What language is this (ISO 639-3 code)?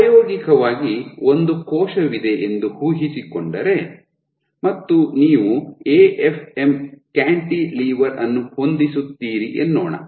kan